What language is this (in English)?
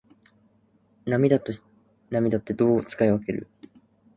Japanese